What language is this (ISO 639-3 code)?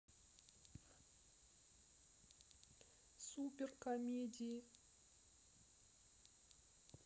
rus